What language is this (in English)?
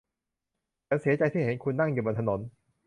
Thai